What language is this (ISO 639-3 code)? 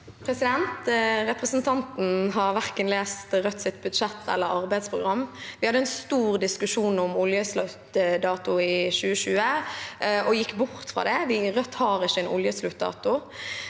nor